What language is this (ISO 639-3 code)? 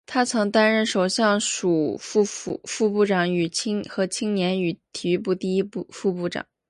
zho